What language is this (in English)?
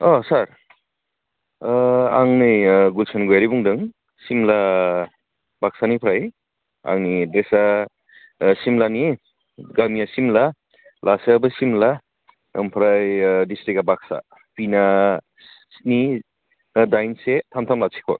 Bodo